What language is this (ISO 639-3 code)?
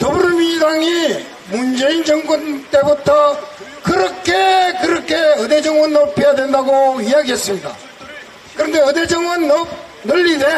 kor